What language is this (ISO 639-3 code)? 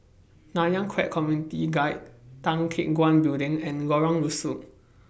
eng